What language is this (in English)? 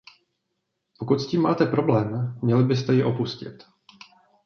Czech